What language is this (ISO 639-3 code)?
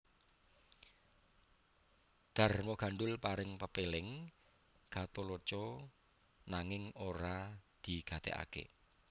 jav